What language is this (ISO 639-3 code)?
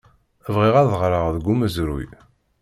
kab